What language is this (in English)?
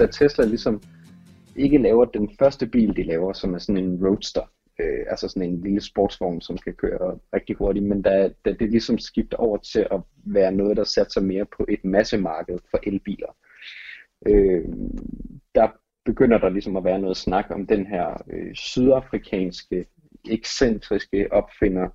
Danish